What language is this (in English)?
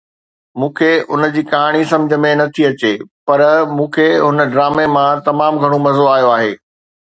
Sindhi